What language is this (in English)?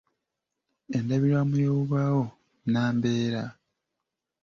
Ganda